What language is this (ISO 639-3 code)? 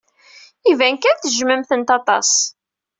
kab